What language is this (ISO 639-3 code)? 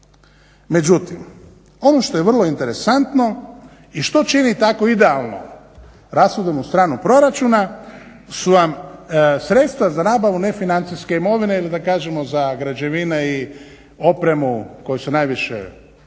hrv